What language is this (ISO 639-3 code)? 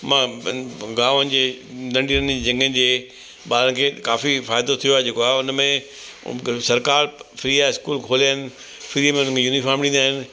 snd